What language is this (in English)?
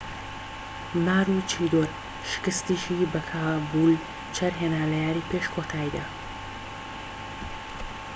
Central Kurdish